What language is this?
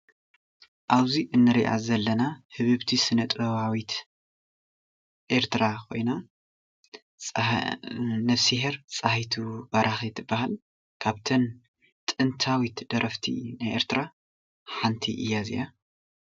Tigrinya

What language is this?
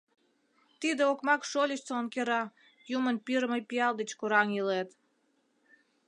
Mari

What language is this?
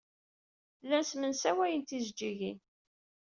Kabyle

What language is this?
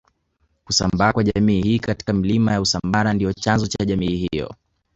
Swahili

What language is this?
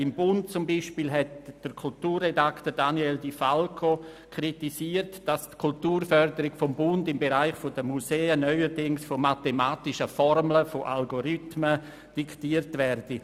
Swiss German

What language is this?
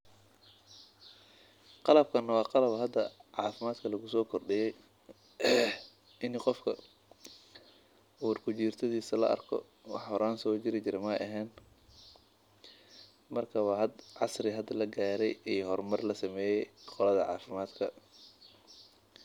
Somali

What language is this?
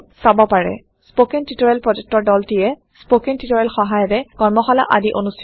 Assamese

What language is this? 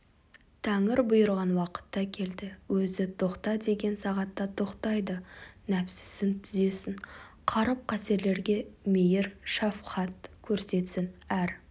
Kazakh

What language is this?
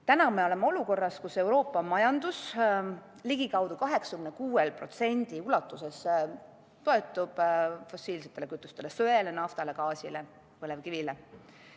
Estonian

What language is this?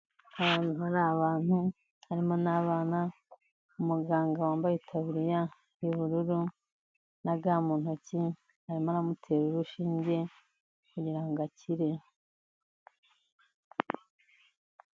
Kinyarwanda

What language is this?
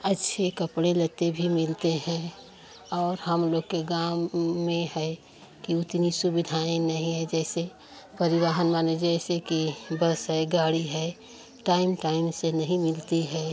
Hindi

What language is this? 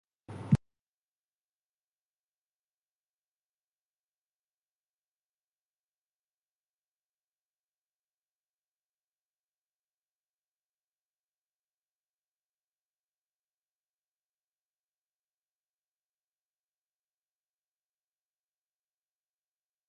Arabic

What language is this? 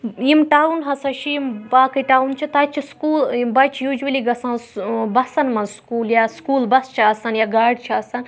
Kashmiri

